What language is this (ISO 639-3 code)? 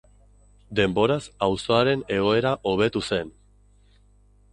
eus